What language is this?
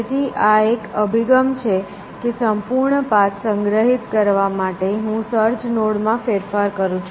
Gujarati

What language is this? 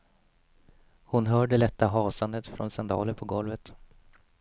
Swedish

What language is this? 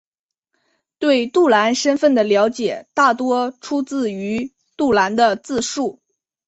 Chinese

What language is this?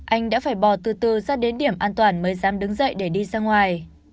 Vietnamese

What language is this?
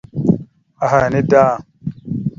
Mada (Cameroon)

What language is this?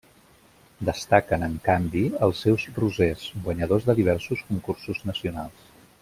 Catalan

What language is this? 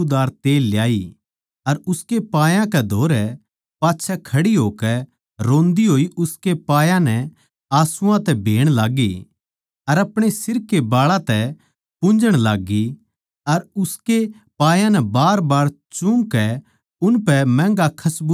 Haryanvi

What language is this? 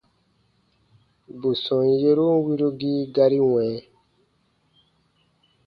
Baatonum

